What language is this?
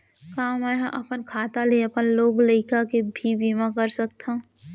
Chhattisgarhi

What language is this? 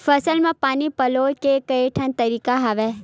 Chhattisgarhi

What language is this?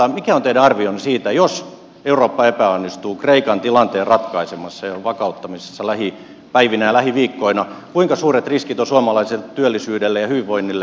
Finnish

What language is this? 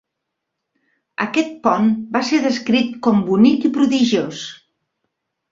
Catalan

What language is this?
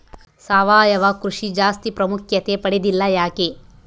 Kannada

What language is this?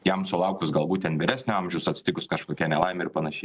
Lithuanian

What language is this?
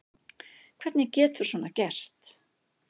Icelandic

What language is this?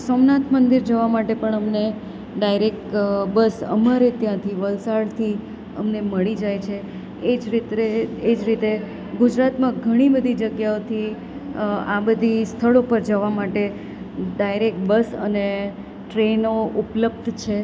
Gujarati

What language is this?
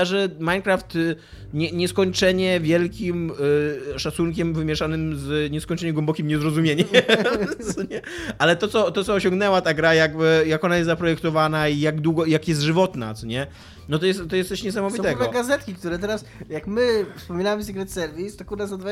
Polish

